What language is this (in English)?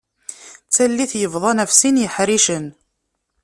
Kabyle